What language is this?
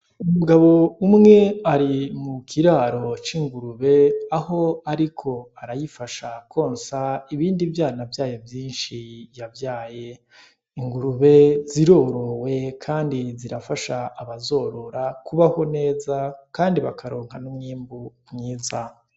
Rundi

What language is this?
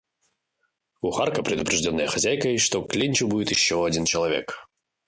Russian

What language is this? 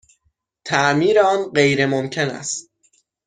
Persian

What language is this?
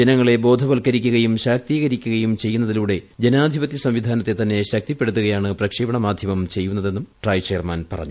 Malayalam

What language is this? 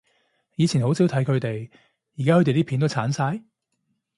Cantonese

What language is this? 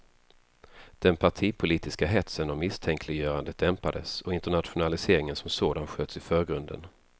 Swedish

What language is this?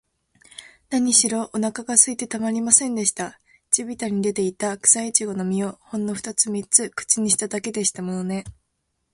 Japanese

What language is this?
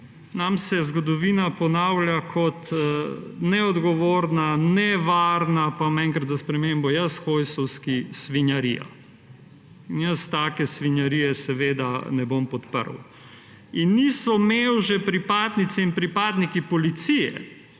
Slovenian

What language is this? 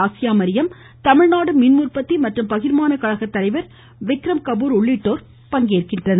Tamil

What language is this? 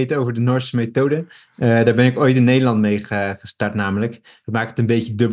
Dutch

